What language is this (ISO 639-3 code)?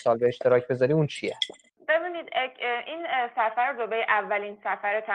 fas